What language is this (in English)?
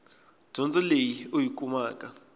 Tsonga